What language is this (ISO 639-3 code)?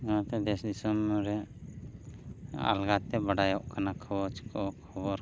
sat